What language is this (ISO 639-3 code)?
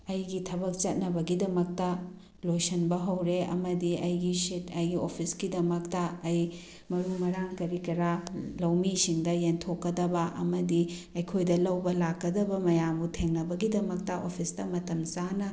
mni